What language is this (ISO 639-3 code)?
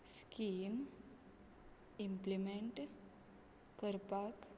kok